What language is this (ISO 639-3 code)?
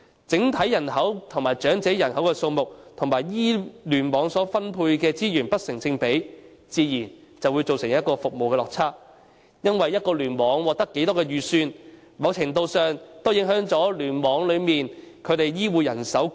yue